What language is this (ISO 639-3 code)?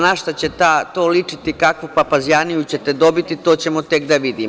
srp